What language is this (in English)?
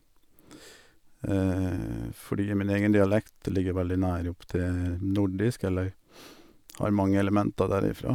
Norwegian